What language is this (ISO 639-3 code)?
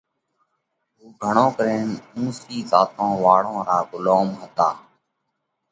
kvx